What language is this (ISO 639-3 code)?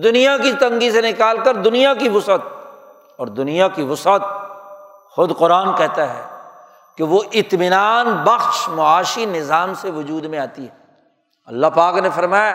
urd